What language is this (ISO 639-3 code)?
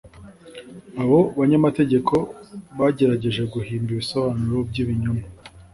kin